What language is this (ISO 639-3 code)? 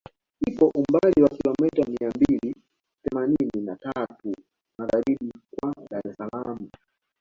swa